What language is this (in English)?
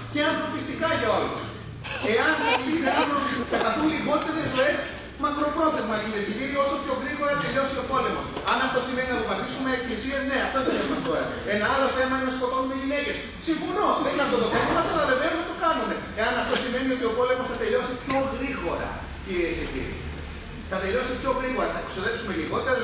Greek